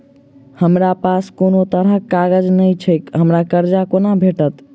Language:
Maithili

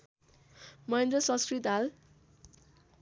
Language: Nepali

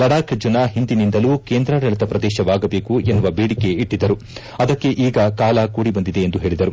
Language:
Kannada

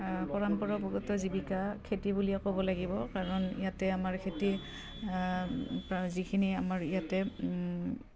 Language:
Assamese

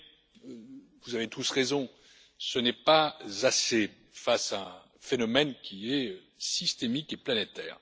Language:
French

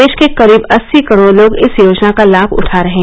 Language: Hindi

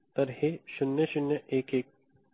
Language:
Marathi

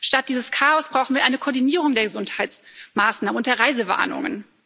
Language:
German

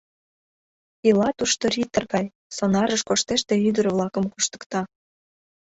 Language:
Mari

